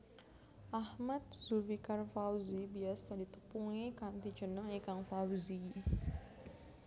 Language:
Javanese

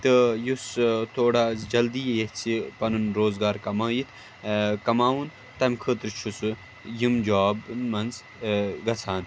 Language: Kashmiri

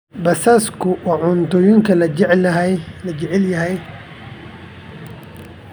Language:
Somali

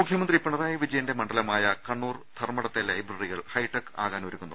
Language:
Malayalam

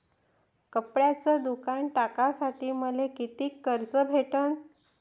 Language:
Marathi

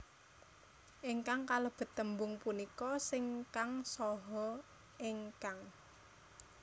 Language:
Javanese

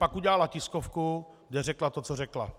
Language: Czech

